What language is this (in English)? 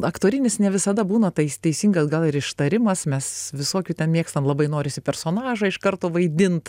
Lithuanian